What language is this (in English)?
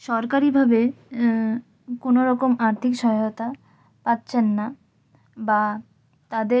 Bangla